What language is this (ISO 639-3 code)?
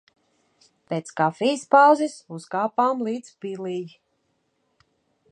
lav